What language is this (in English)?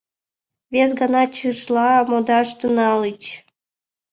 Mari